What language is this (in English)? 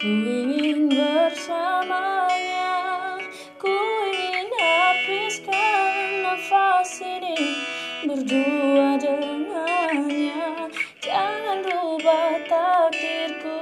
Indonesian